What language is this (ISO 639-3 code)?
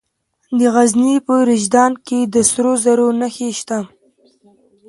pus